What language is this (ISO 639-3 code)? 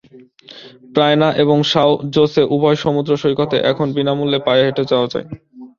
ben